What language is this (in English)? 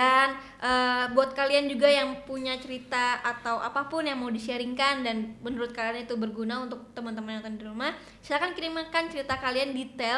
Indonesian